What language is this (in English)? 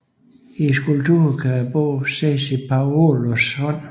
Danish